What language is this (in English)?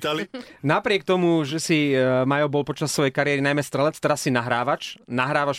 Slovak